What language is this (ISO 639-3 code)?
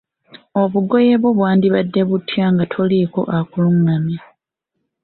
lug